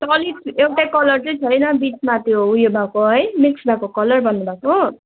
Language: Nepali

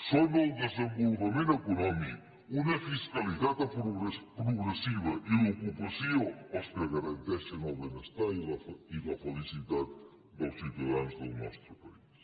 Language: Catalan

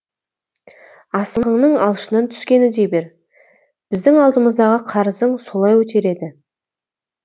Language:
Kazakh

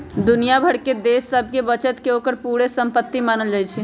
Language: Magahi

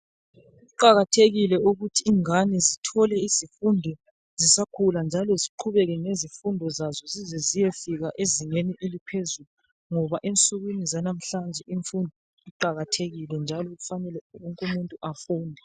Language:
North Ndebele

